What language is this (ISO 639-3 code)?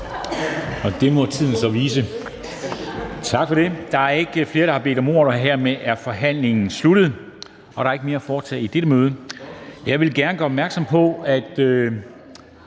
dan